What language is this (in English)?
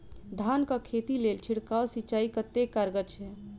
Maithili